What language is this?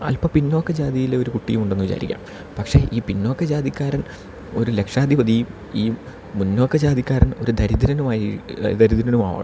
Malayalam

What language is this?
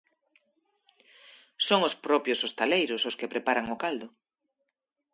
Galician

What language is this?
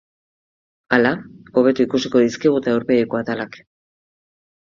Basque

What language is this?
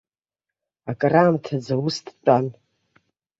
Abkhazian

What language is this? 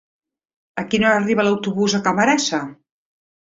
Catalan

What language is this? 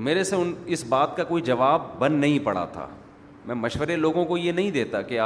Urdu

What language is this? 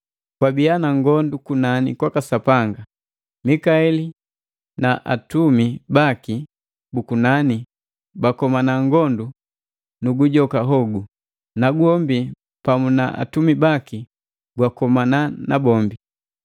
Matengo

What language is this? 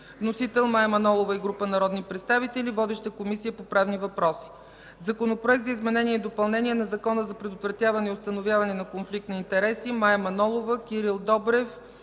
Bulgarian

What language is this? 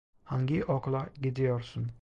Turkish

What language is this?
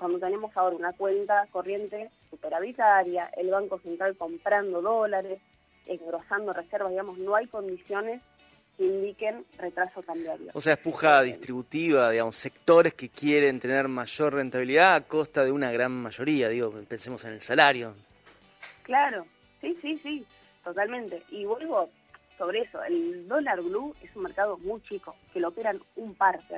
Spanish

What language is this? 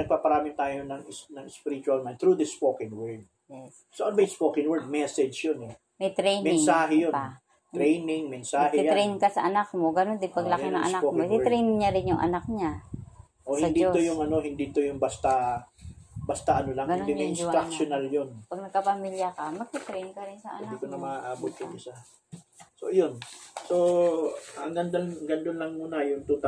Filipino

